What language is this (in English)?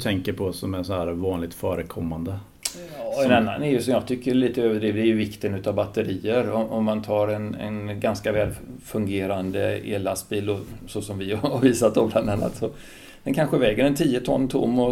Swedish